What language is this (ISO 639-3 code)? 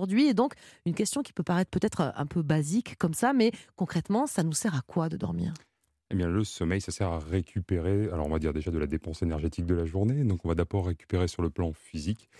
fra